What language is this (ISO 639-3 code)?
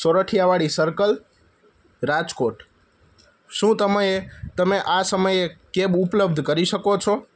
guj